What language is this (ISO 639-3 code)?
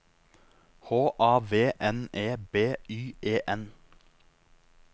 nor